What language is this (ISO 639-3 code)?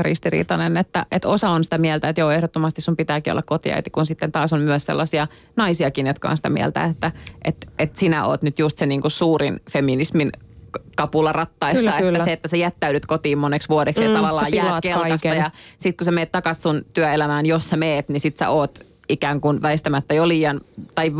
fin